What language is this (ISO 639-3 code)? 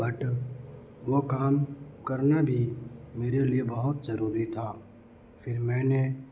urd